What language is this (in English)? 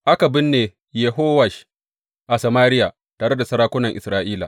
Hausa